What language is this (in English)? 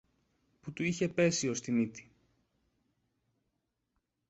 Greek